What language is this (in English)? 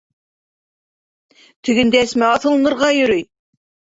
Bashkir